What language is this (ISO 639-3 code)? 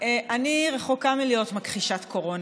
heb